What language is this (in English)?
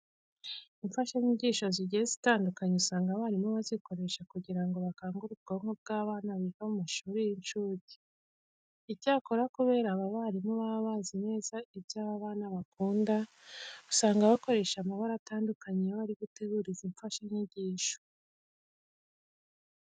Kinyarwanda